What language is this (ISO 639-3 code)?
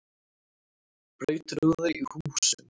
isl